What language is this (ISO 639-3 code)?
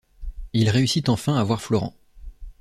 fra